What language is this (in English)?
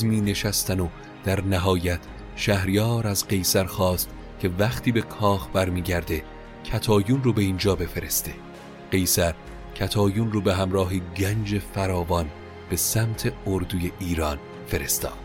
Persian